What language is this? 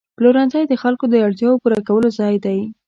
Pashto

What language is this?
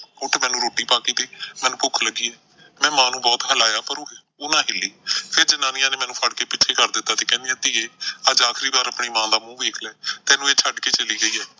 Punjabi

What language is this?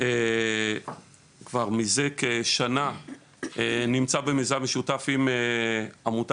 Hebrew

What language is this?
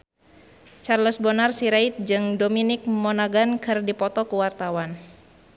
Sundanese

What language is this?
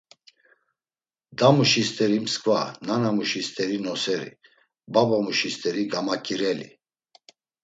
Laz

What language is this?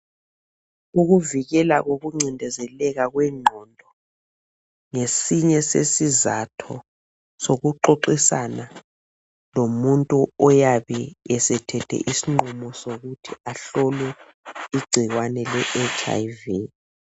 North Ndebele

